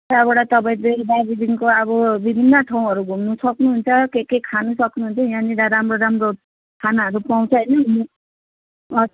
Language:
Nepali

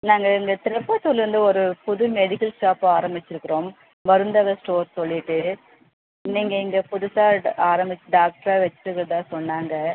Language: Tamil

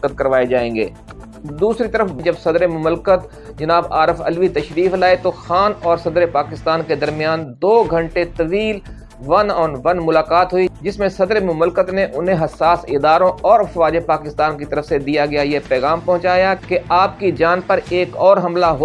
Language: Urdu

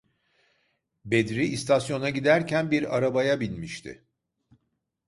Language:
Turkish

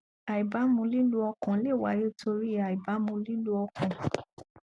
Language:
Yoruba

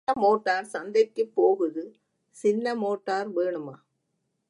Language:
Tamil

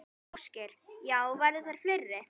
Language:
Icelandic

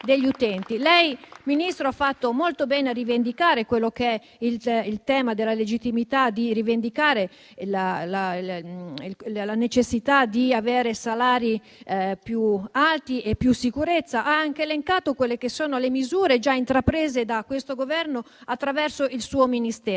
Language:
Italian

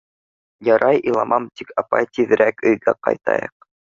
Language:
Bashkir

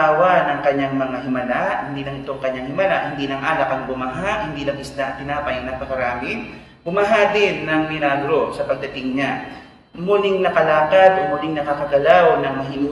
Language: Filipino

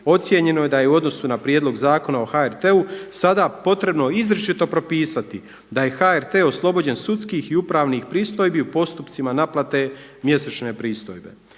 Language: Croatian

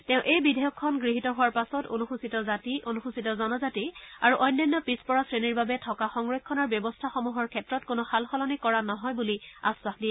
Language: Assamese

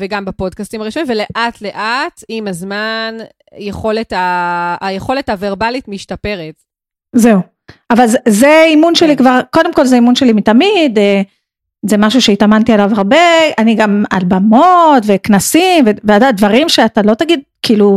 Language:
Hebrew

